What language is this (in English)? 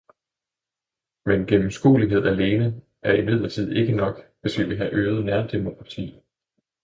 Danish